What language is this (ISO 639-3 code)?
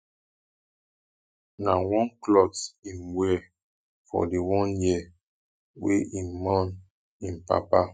pcm